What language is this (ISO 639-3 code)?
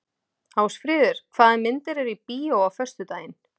isl